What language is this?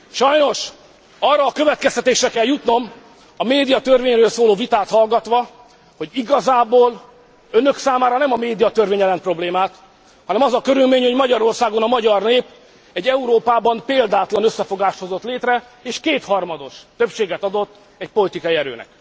Hungarian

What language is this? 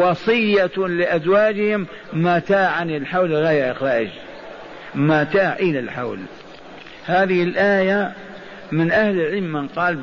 Arabic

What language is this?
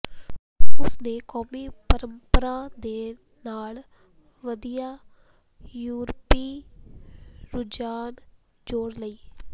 Punjabi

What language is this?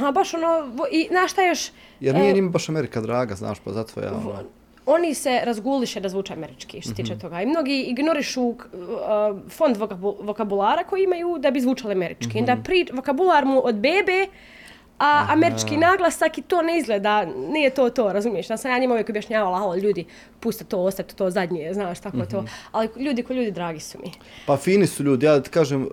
Croatian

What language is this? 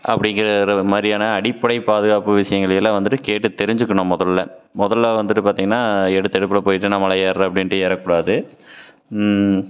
Tamil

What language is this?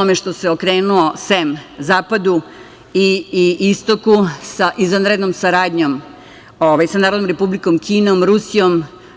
Serbian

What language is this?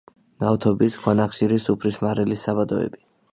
Georgian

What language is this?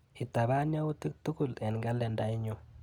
Kalenjin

